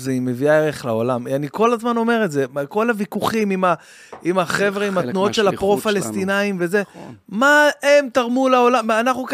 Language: Hebrew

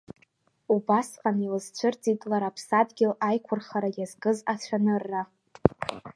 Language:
Abkhazian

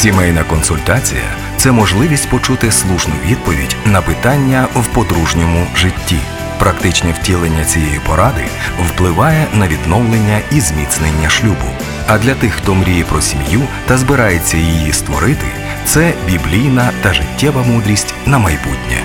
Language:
Ukrainian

